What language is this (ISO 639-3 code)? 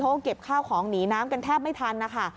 tha